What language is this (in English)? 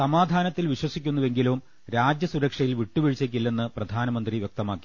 Malayalam